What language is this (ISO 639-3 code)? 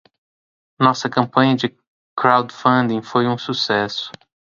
por